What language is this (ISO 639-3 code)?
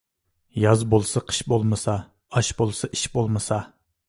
uig